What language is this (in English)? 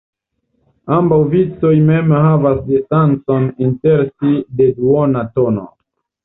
Esperanto